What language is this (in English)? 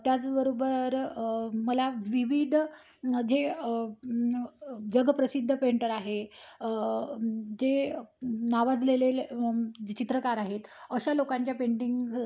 Marathi